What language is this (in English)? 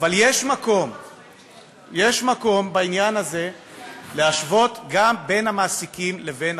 Hebrew